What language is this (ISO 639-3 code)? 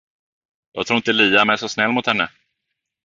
swe